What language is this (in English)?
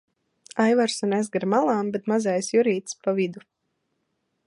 Latvian